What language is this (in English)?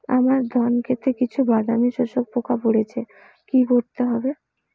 Bangla